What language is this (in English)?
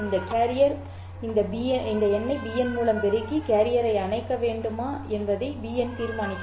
Tamil